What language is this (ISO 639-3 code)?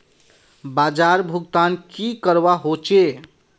mag